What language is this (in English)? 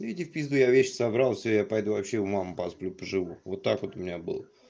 Russian